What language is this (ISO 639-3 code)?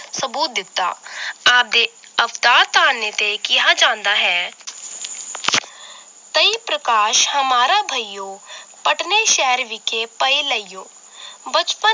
pan